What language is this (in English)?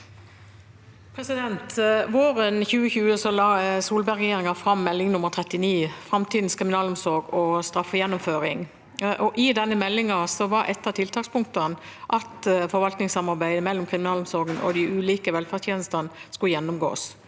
Norwegian